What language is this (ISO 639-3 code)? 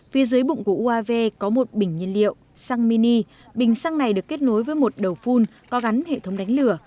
vie